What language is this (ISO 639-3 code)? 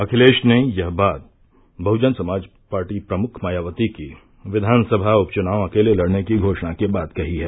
hin